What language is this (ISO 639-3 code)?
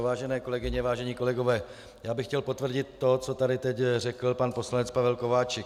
ces